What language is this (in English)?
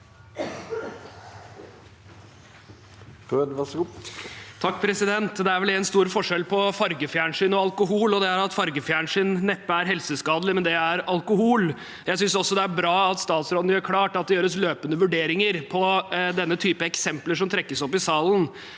Norwegian